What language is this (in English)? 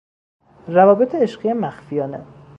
Persian